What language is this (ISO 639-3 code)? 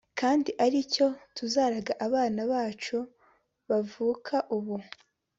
kin